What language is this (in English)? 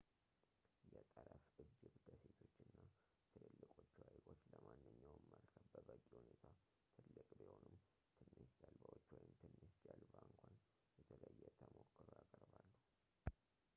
Amharic